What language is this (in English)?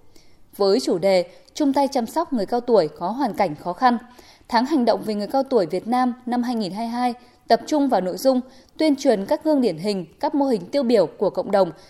Vietnamese